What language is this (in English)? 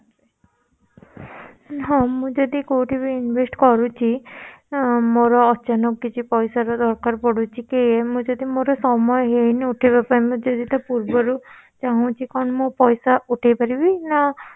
Odia